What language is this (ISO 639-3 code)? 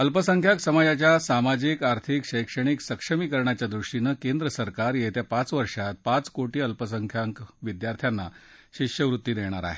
mar